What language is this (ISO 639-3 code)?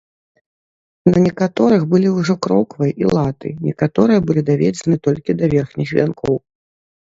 bel